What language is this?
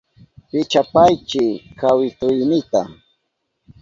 Southern Pastaza Quechua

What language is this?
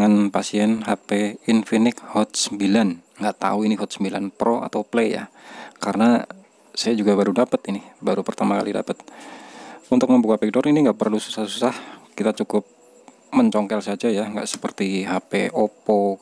Indonesian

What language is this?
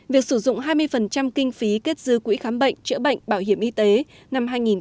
Vietnamese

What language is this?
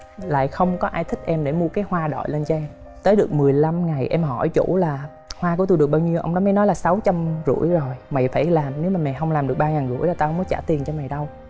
Vietnamese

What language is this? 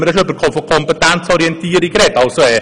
Swiss German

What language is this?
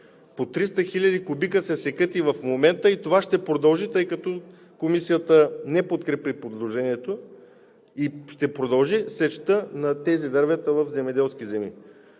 Bulgarian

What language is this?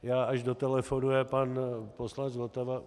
Czech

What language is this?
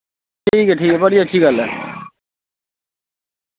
Dogri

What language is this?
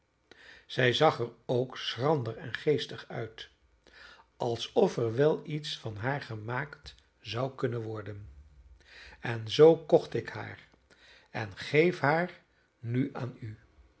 Dutch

